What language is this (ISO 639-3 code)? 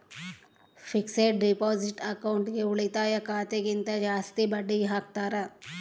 kan